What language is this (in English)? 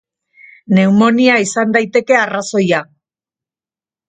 Basque